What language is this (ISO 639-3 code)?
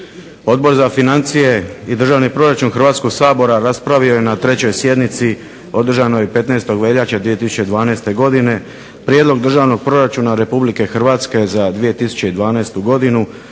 hrv